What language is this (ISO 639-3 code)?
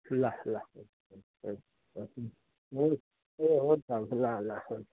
nep